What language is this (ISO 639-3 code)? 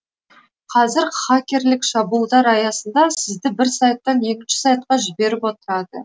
kaz